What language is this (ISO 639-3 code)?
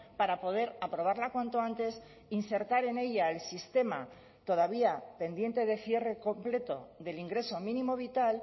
spa